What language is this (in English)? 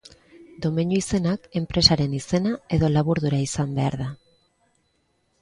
Basque